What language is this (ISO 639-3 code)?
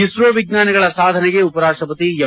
kan